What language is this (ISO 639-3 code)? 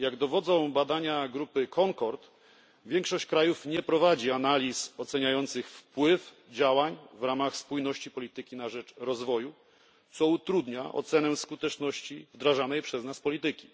pol